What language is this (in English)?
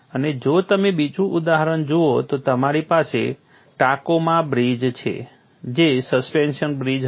Gujarati